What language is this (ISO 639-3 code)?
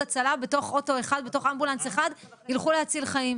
heb